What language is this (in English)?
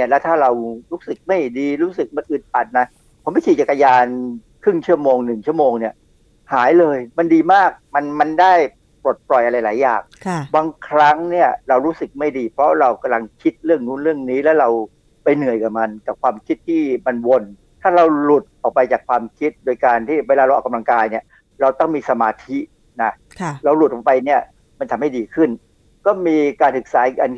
Thai